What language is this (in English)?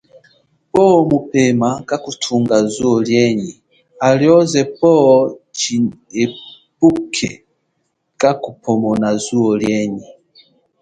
Chokwe